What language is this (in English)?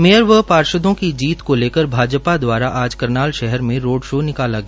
Hindi